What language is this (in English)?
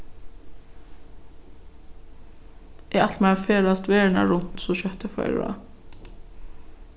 Faroese